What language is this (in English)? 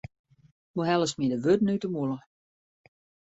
Western Frisian